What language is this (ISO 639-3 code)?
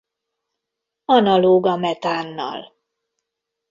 hun